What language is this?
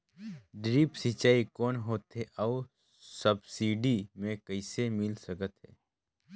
Chhattisgarhi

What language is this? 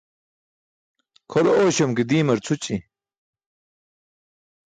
Burushaski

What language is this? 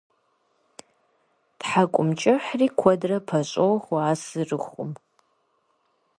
Kabardian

